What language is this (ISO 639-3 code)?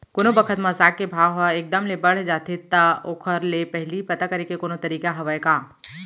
hne